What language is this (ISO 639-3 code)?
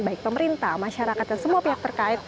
ind